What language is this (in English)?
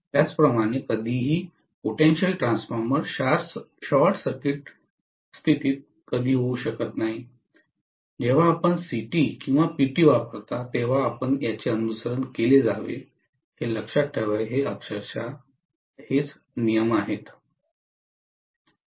Marathi